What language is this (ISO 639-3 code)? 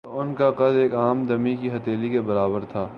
urd